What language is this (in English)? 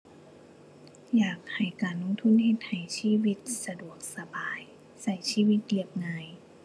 Thai